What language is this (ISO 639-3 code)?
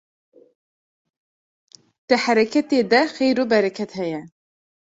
kur